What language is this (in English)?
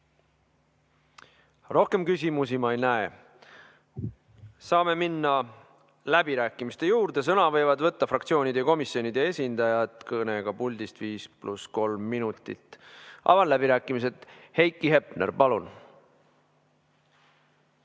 Estonian